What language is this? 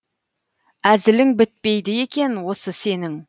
Kazakh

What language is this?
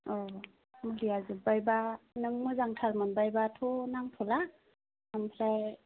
Bodo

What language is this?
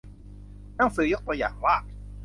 Thai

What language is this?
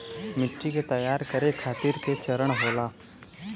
Bhojpuri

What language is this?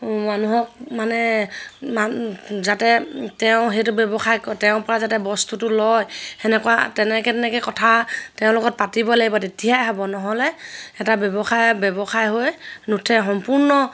Assamese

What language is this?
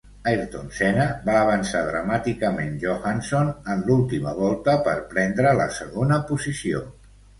Catalan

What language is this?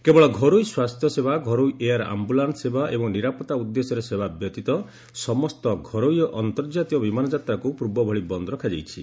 Odia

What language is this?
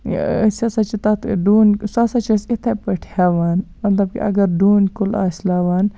Kashmiri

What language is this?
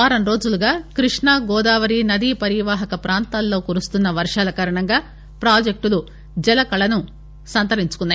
Telugu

